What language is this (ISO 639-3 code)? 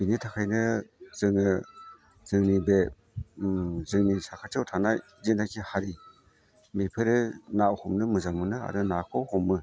brx